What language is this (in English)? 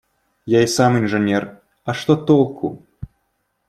Russian